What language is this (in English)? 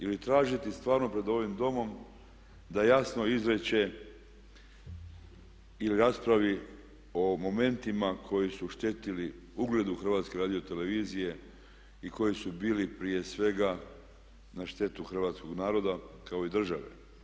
Croatian